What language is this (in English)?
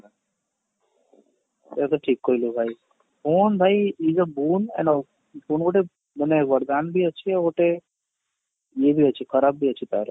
Odia